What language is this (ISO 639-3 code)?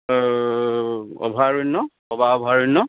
asm